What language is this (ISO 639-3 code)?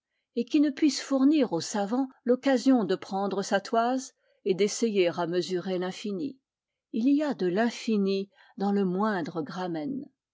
fra